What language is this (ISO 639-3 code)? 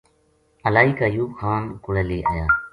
gju